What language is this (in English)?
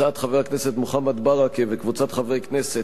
Hebrew